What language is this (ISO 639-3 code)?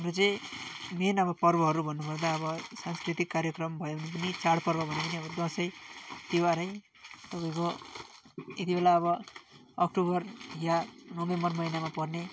nep